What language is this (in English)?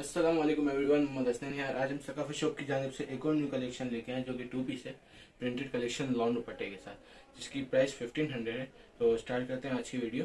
Hindi